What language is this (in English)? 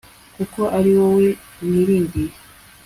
Kinyarwanda